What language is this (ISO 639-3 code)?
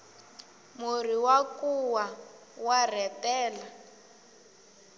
tso